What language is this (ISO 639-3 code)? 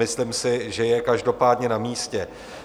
ces